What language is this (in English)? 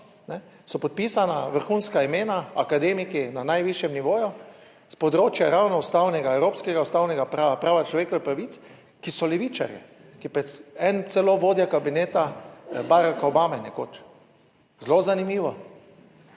Slovenian